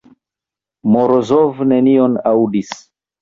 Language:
Esperanto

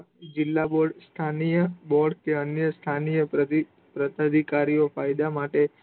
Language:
Gujarati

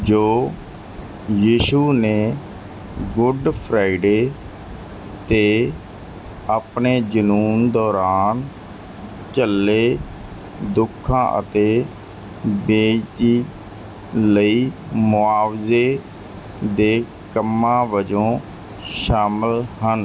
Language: Punjabi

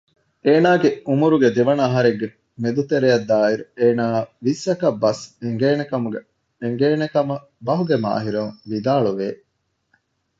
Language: Divehi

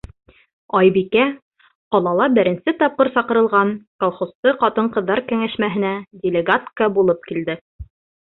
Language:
Bashkir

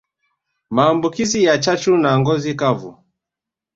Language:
Swahili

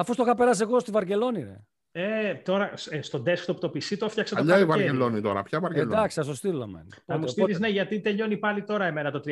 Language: Greek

